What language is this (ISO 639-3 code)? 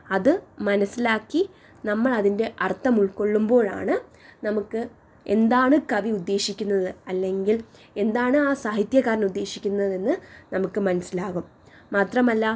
mal